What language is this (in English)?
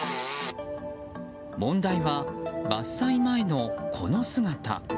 Japanese